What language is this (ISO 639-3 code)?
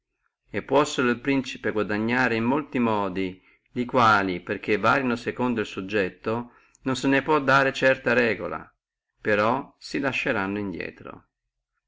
ita